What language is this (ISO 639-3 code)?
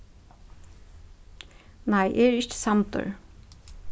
fao